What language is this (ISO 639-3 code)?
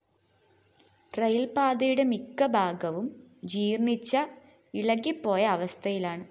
mal